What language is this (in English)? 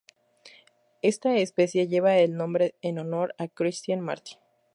Spanish